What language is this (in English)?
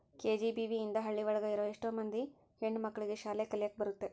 Kannada